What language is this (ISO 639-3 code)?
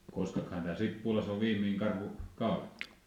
fin